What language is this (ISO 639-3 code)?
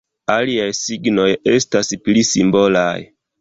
epo